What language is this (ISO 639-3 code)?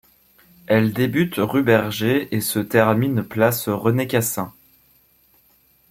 fra